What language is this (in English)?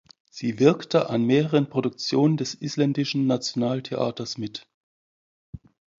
German